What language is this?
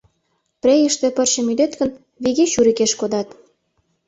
Mari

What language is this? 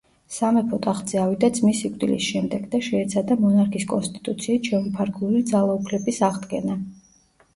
Georgian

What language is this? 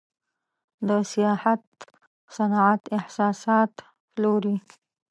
Pashto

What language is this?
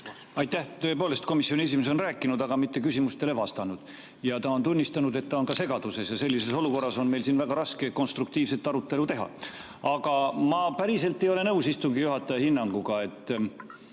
Estonian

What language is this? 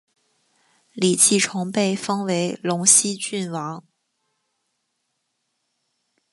Chinese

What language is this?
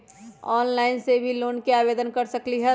Magahi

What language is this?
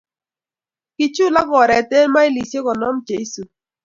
Kalenjin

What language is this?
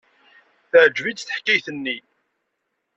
Kabyle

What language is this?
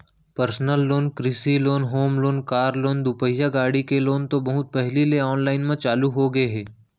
Chhattisgarhi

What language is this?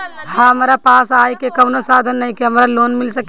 Bhojpuri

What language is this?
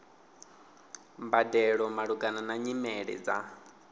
Venda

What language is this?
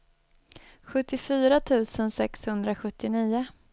Swedish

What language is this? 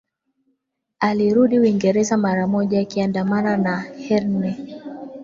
Swahili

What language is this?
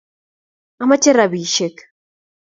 Kalenjin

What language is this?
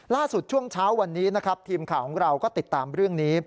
Thai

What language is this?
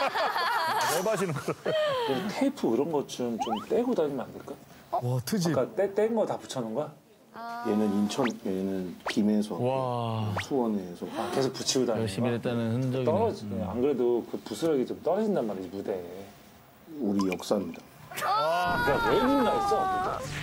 Korean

